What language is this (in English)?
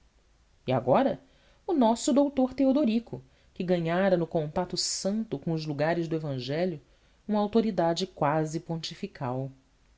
Portuguese